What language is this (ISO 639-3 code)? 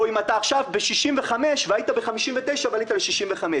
heb